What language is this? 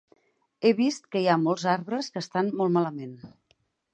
Catalan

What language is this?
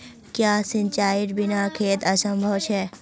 Magahi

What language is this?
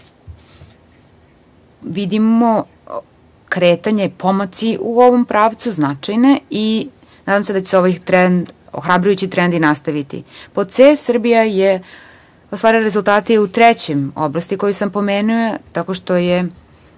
Serbian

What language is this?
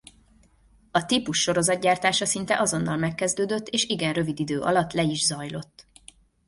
Hungarian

